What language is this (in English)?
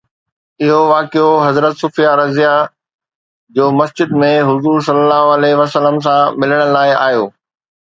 Sindhi